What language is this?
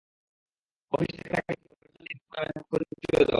Bangla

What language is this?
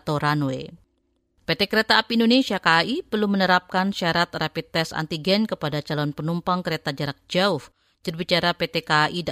Indonesian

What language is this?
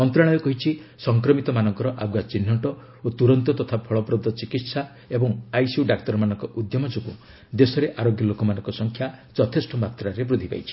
Odia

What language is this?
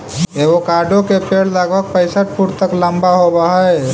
Magahi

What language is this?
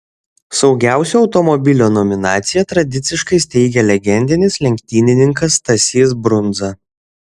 Lithuanian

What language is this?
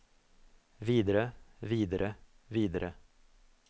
Norwegian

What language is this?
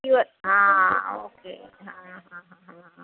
Kannada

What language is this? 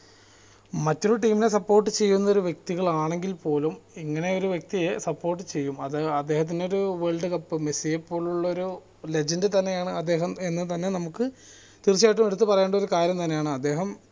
Malayalam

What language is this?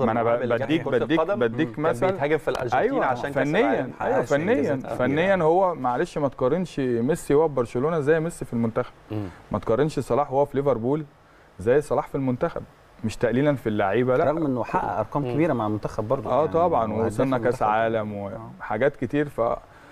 Arabic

